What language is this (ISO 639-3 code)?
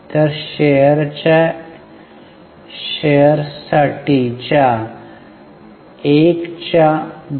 mar